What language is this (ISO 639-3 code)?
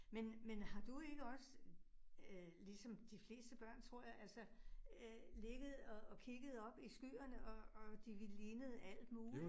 dan